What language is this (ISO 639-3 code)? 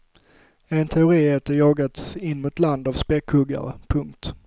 swe